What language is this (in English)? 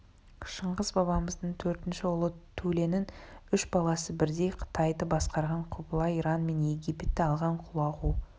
Kazakh